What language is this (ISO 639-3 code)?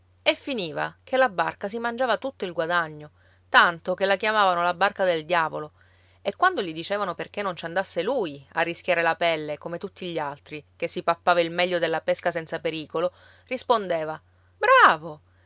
ita